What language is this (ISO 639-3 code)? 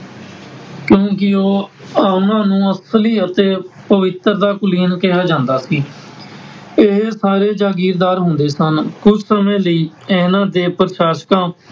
pan